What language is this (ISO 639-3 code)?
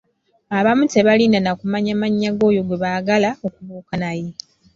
lug